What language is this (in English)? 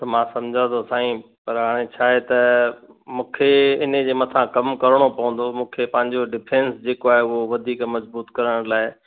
Sindhi